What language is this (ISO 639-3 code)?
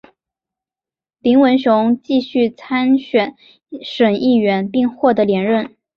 zho